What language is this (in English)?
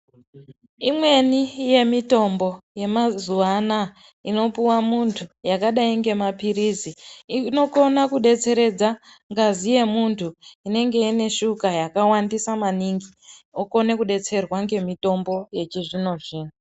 Ndau